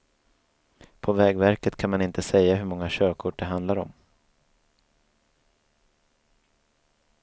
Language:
Swedish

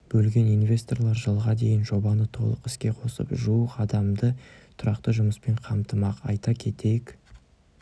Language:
Kazakh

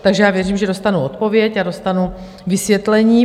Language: Czech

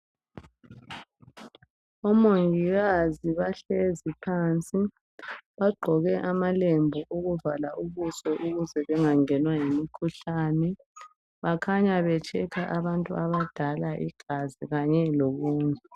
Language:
North Ndebele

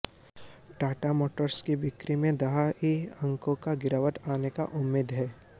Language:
Hindi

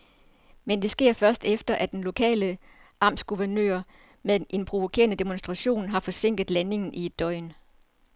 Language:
Danish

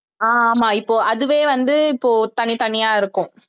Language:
Tamil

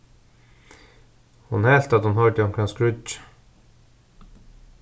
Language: Faroese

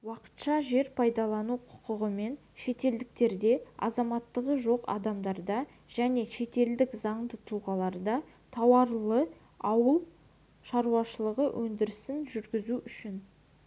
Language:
Kazakh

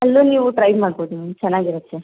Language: Kannada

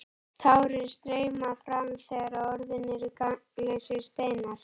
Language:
Icelandic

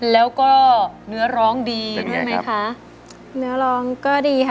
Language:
Thai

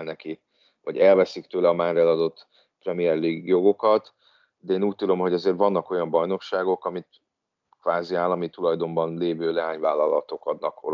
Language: Hungarian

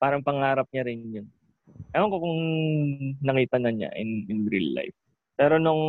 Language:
Filipino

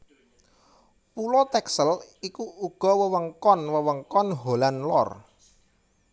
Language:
Javanese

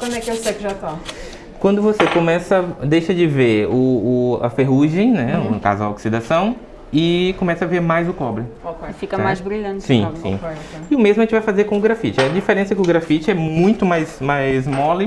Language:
Portuguese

